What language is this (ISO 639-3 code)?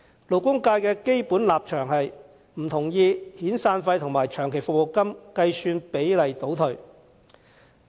yue